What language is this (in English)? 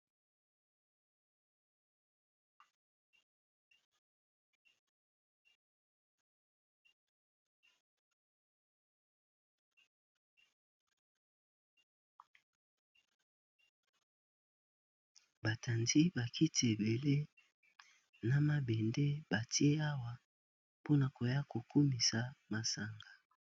Lingala